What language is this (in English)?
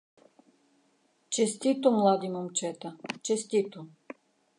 Bulgarian